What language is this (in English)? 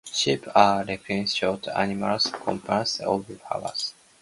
English